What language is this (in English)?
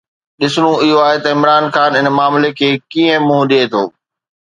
Sindhi